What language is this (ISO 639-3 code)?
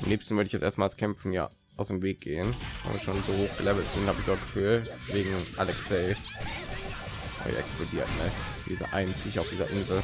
deu